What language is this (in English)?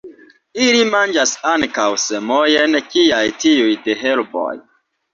Esperanto